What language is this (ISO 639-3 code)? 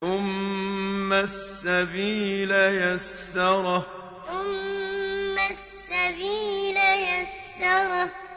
ara